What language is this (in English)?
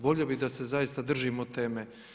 Croatian